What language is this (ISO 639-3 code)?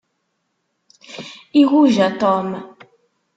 kab